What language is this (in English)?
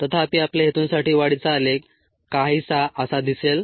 Marathi